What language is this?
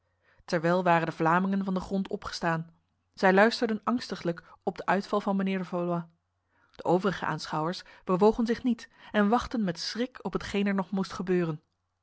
Dutch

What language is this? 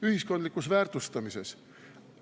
Estonian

